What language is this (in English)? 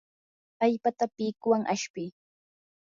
Yanahuanca Pasco Quechua